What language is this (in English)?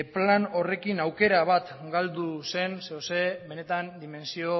Basque